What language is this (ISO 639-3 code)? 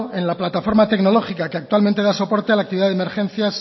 spa